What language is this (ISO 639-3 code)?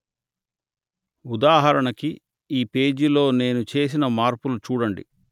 tel